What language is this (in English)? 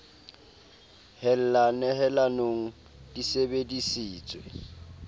Southern Sotho